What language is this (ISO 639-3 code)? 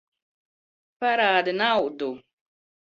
lav